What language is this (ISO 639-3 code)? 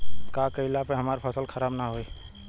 bho